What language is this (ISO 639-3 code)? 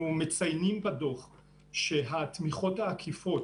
heb